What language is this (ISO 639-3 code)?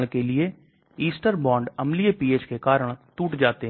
hin